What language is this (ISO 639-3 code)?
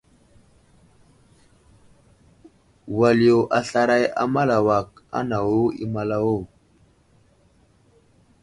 udl